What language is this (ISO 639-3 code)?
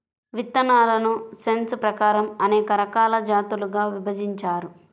tel